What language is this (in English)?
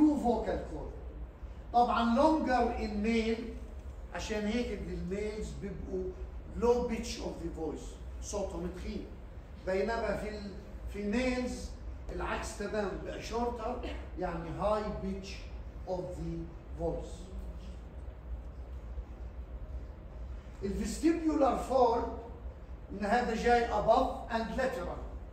Arabic